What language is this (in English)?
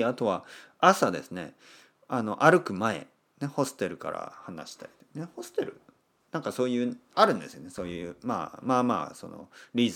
Japanese